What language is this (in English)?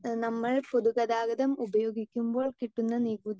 Malayalam